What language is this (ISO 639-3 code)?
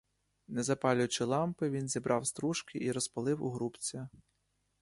ukr